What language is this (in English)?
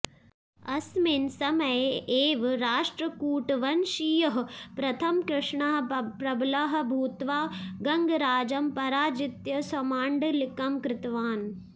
Sanskrit